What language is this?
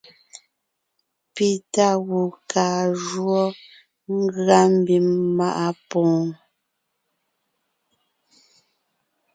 Ngiemboon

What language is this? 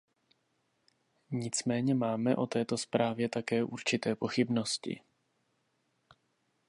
Czech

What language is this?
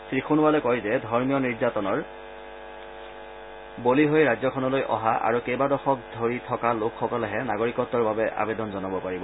Assamese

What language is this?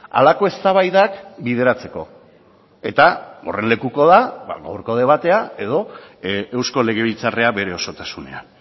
Basque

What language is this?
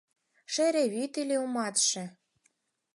Mari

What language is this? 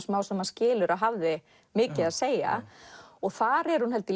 Icelandic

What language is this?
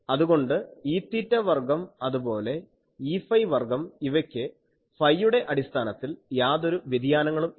Malayalam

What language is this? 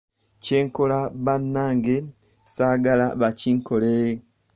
Ganda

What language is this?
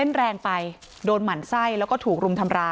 Thai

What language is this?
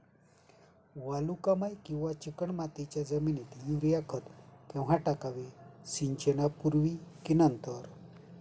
Marathi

